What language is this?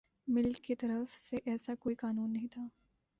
Urdu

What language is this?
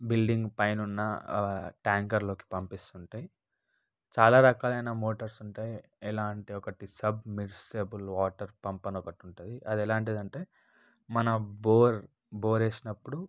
Telugu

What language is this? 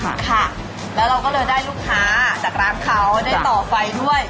Thai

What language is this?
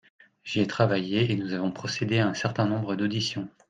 French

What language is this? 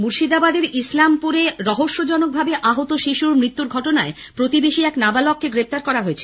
Bangla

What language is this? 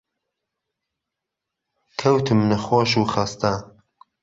Central Kurdish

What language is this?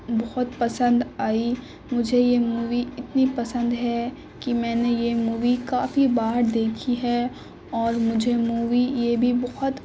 Urdu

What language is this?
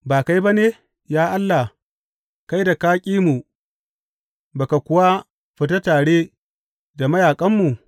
Hausa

